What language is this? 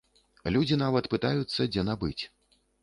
Belarusian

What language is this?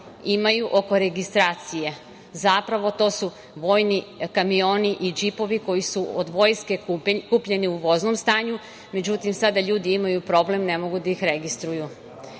Serbian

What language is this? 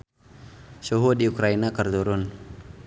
Sundanese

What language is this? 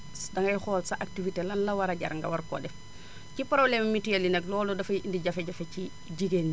Wolof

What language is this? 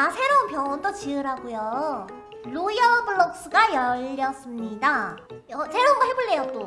Korean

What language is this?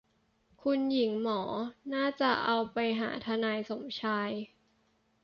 Thai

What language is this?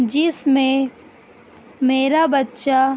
Urdu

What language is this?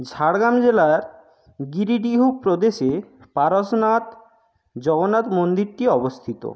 Bangla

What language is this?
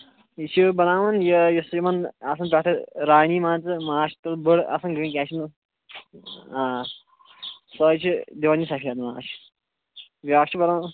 Kashmiri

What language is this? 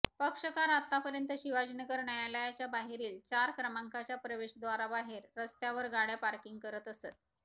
Marathi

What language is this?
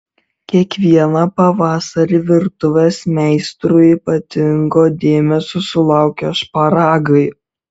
Lithuanian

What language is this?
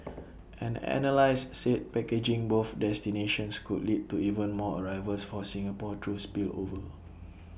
English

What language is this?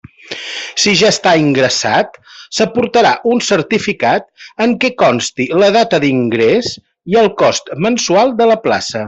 Catalan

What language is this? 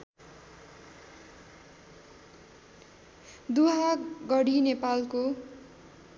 Nepali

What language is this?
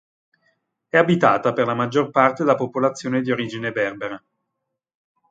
Italian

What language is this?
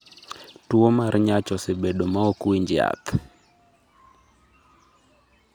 Luo (Kenya and Tanzania)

